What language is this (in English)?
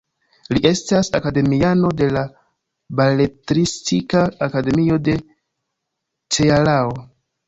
Esperanto